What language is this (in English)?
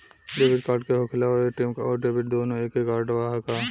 Bhojpuri